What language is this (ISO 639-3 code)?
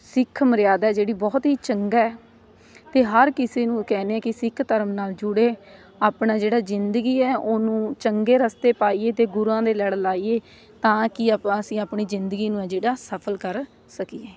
pan